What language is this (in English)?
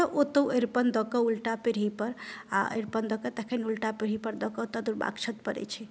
Maithili